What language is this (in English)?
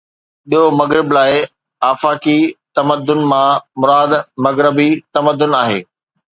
Sindhi